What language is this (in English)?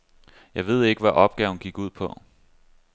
Danish